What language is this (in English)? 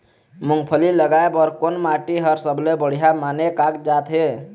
Chhattisgarhi